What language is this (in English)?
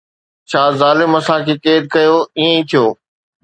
Sindhi